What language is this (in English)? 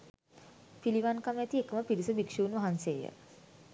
Sinhala